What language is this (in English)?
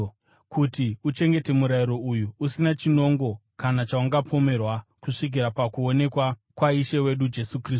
Shona